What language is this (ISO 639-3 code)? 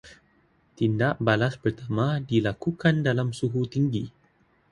msa